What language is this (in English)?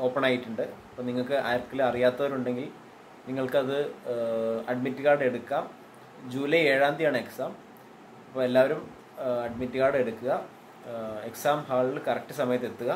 Malayalam